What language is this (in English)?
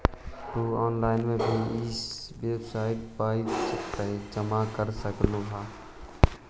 Magahi